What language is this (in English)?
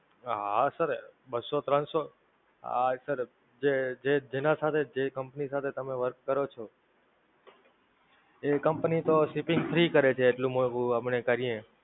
Gujarati